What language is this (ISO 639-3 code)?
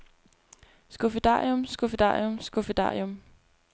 dan